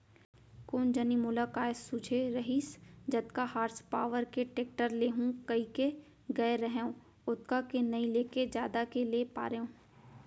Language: Chhattisgarhi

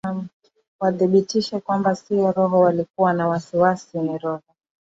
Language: Swahili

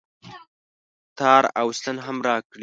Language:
Pashto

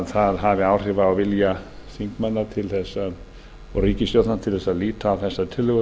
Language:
Icelandic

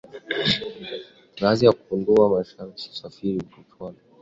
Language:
Swahili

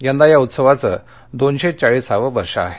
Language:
Marathi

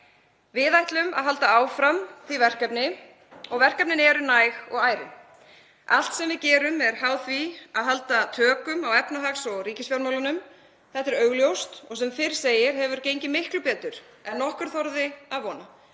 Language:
Icelandic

